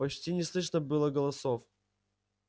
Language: Russian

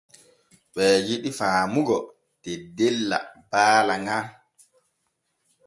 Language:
Borgu Fulfulde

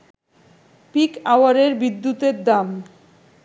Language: Bangla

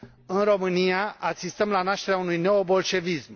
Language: Romanian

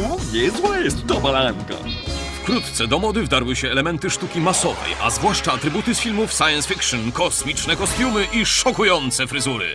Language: Polish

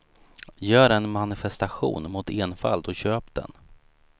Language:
Swedish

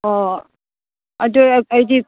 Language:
Manipuri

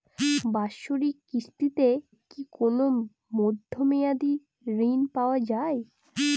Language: Bangla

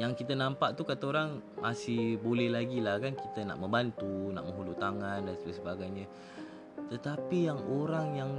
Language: Malay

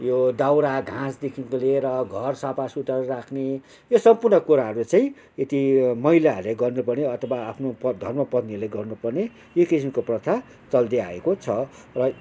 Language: Nepali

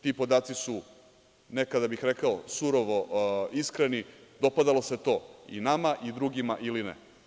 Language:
Serbian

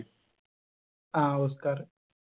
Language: Malayalam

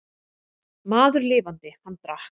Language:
Icelandic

